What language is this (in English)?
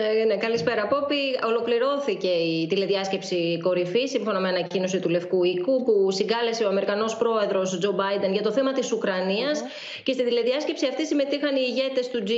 Greek